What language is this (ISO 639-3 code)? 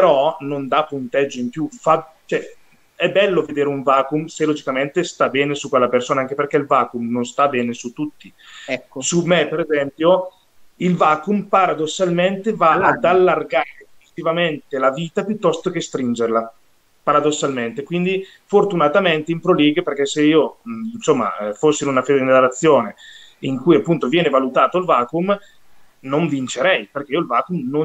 ita